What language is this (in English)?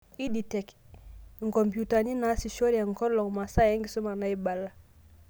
Masai